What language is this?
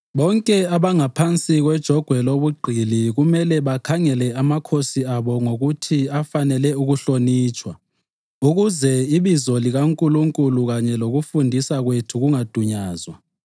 North Ndebele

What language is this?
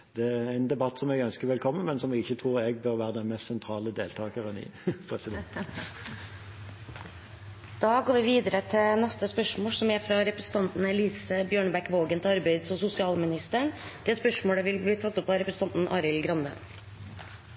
Norwegian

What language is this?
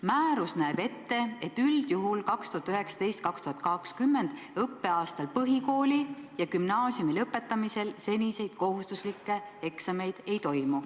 Estonian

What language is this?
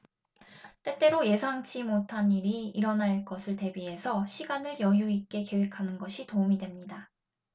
Korean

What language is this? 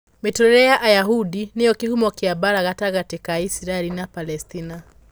Kikuyu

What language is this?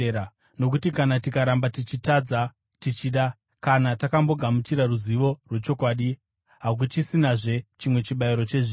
Shona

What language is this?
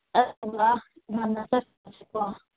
Manipuri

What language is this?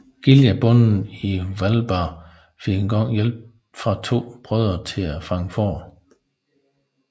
Danish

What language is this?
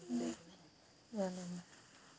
Hindi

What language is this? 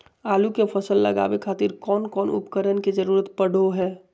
Magahi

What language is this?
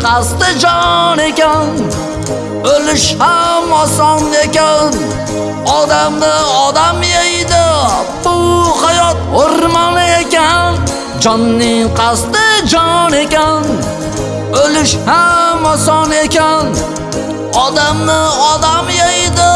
Uzbek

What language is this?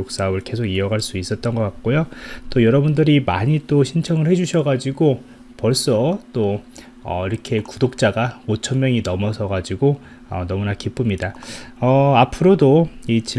Korean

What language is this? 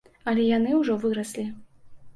Belarusian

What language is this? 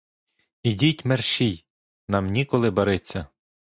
Ukrainian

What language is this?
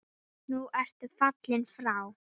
Icelandic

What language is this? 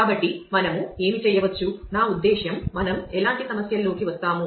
Telugu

